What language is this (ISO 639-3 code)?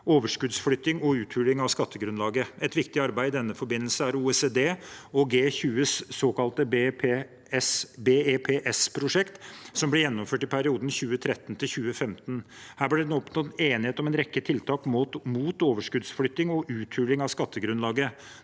nor